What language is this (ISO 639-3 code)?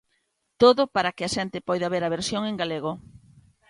glg